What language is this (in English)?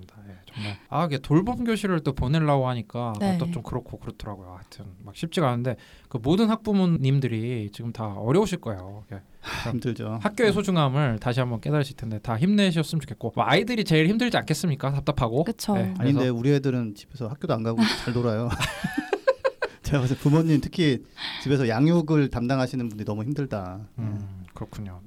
Korean